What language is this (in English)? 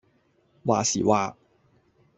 Cantonese